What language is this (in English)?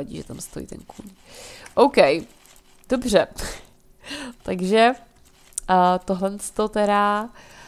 Czech